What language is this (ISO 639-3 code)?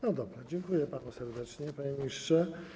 pol